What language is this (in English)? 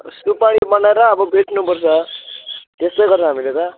Nepali